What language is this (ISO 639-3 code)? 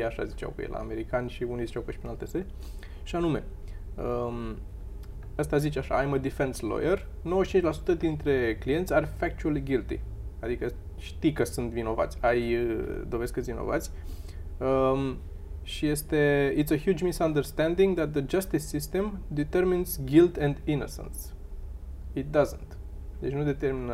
ron